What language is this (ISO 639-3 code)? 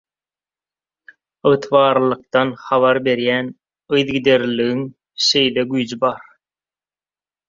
tuk